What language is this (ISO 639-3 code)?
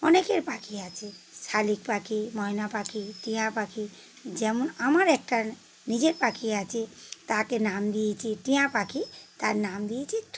ben